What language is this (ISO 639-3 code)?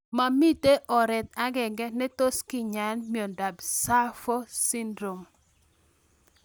kln